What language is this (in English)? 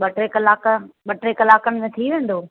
Sindhi